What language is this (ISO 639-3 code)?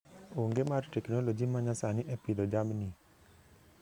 luo